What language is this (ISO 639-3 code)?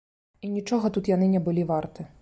bel